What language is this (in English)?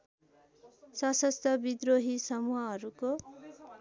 Nepali